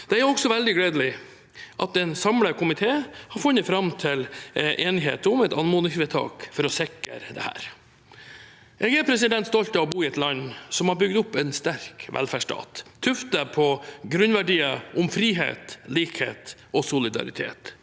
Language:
Norwegian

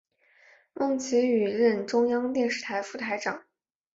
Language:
Chinese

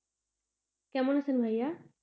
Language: Bangla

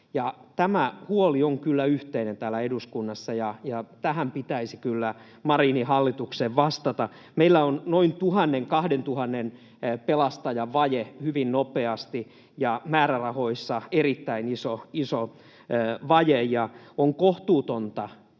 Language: Finnish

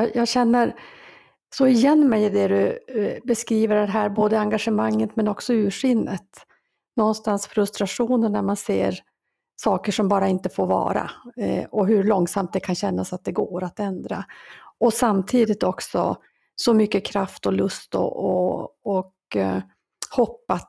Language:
Swedish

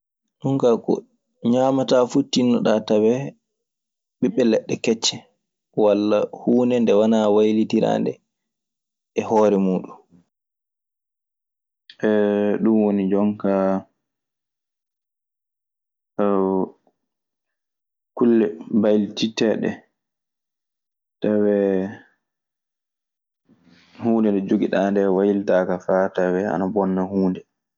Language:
Maasina Fulfulde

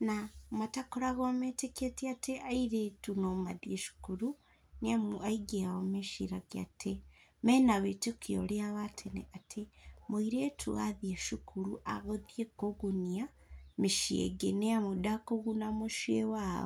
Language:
Kikuyu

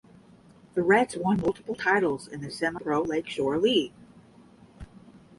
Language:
English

